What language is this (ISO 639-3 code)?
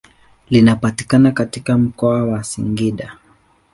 swa